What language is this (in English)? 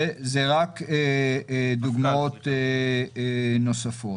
Hebrew